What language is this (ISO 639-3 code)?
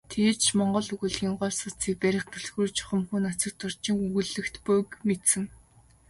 mon